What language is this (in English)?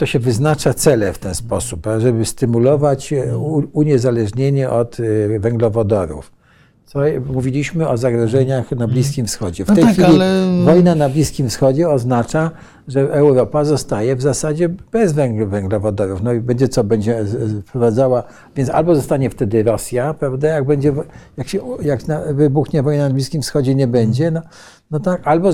Polish